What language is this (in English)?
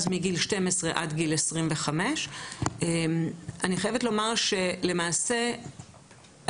Hebrew